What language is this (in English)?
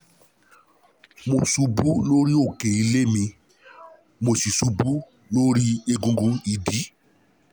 Yoruba